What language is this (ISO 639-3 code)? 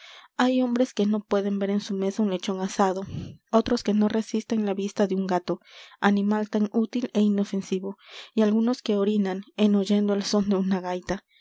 spa